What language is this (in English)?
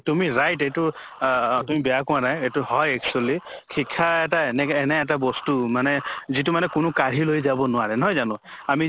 Assamese